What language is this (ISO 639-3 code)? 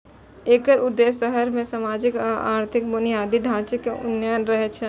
mai